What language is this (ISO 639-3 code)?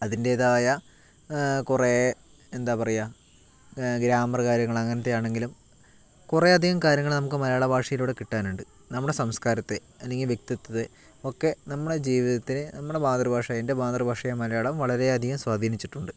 mal